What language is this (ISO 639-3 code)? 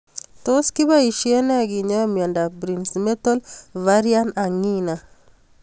kln